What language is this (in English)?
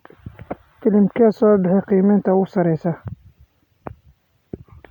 Somali